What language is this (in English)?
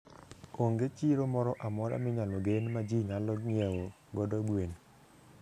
Luo (Kenya and Tanzania)